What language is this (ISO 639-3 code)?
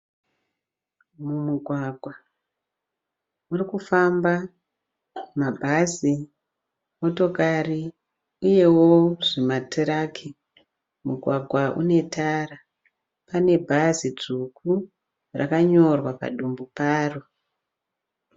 sna